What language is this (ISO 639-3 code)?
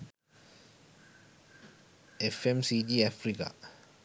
sin